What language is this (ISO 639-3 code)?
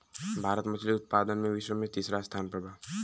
bho